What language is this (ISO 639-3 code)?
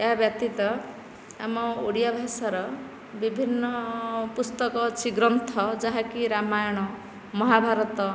ori